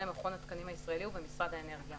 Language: Hebrew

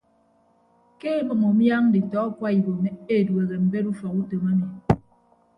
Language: Ibibio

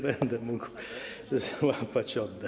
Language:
Polish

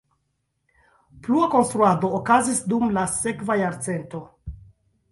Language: Esperanto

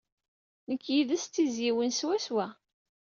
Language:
Kabyle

